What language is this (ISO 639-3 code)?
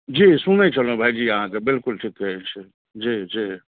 mai